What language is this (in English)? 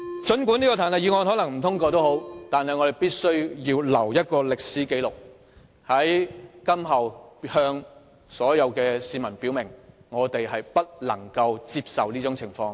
Cantonese